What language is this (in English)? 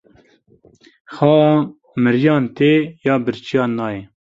Kurdish